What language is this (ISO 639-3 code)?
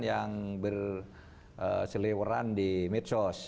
ind